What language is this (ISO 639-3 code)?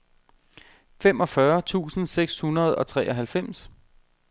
dan